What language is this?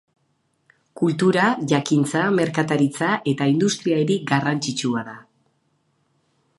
Basque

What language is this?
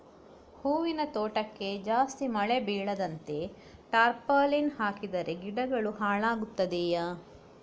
Kannada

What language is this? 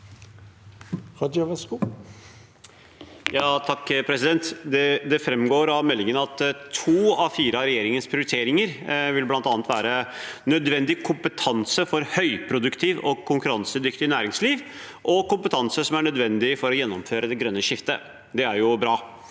Norwegian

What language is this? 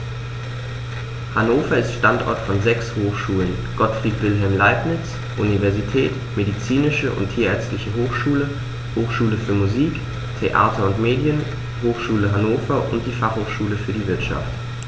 German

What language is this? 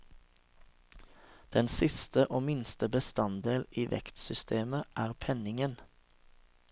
Norwegian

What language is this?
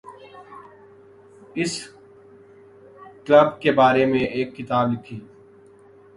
Urdu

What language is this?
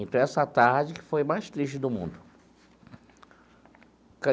Portuguese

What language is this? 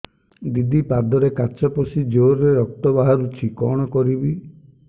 Odia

